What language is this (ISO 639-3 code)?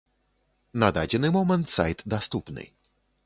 bel